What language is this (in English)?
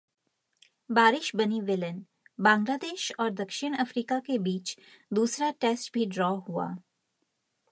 Hindi